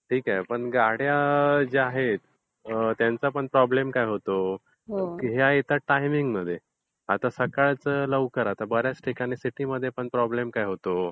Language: Marathi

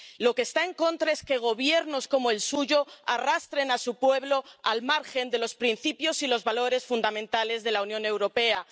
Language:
Spanish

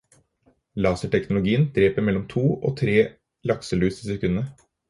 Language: Norwegian Bokmål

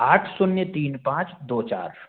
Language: Hindi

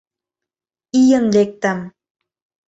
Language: Mari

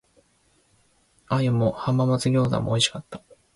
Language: Japanese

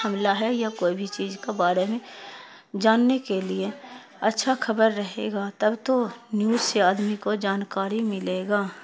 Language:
Urdu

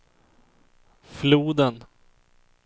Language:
Swedish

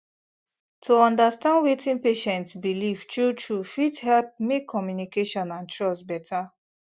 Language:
Nigerian Pidgin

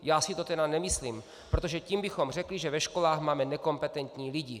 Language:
Czech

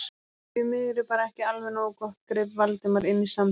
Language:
Icelandic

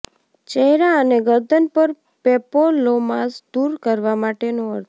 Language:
Gujarati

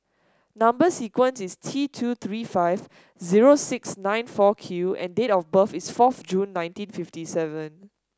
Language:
English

